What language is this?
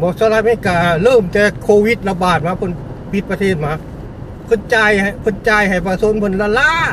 Thai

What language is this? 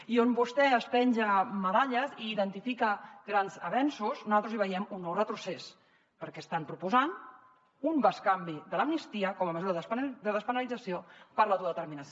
Catalan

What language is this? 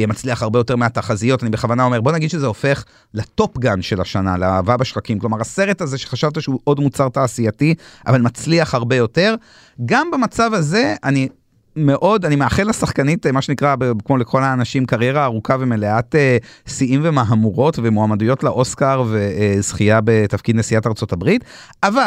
Hebrew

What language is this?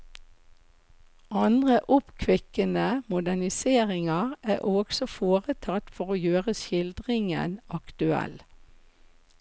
Norwegian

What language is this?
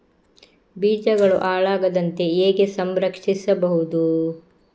Kannada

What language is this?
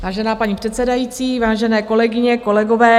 Czech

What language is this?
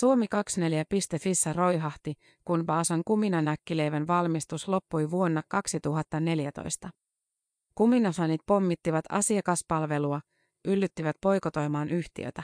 Finnish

